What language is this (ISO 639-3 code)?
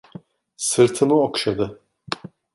tur